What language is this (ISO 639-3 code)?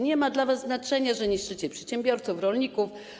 pol